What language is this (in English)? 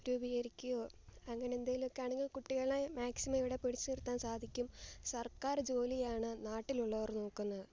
Malayalam